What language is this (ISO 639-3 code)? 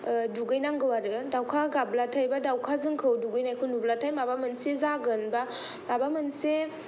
brx